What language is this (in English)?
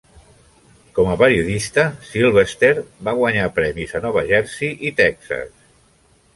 Catalan